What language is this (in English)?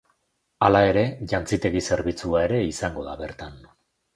Basque